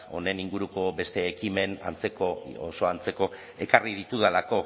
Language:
Basque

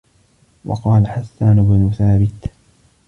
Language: Arabic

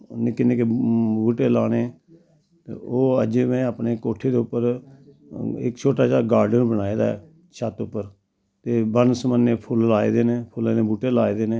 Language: Dogri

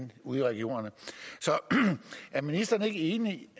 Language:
Danish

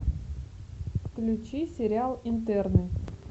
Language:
Russian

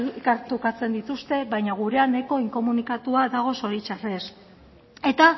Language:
Basque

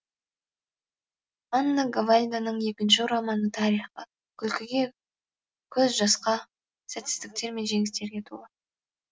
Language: Kazakh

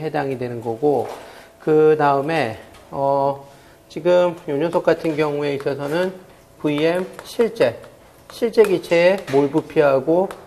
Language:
Korean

